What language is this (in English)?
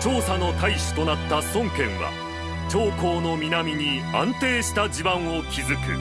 Japanese